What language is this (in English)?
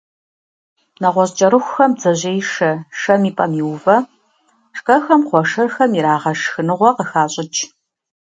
Kabardian